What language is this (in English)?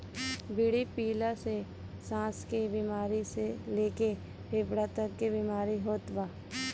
Bhojpuri